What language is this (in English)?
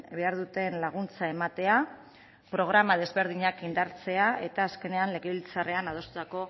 Basque